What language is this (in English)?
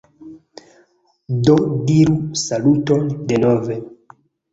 Esperanto